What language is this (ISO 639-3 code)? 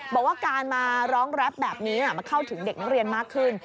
tha